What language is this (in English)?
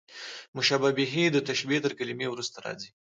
Pashto